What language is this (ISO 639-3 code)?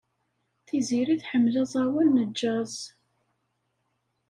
kab